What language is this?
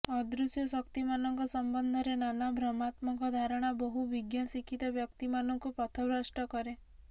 Odia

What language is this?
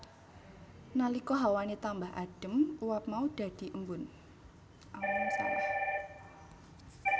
Javanese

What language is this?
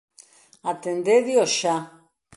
Galician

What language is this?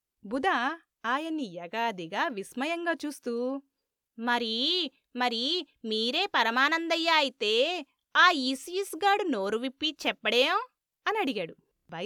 Telugu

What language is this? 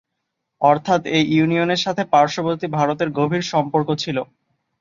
Bangla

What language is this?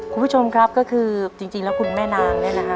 Thai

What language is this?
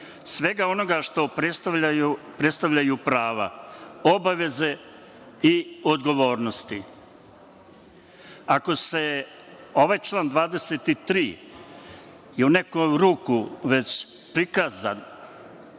Serbian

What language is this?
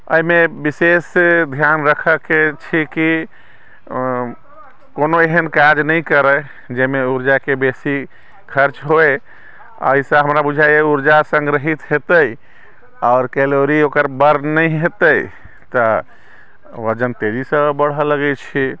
Maithili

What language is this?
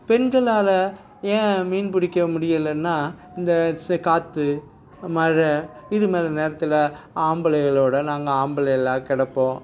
Tamil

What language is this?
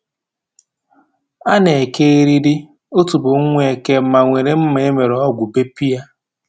Igbo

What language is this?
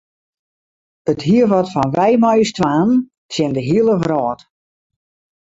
Western Frisian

